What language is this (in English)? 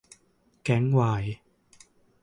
Thai